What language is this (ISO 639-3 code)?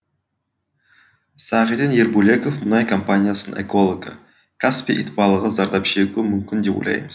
kaz